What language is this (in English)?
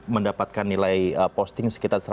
Indonesian